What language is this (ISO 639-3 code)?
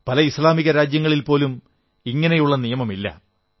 mal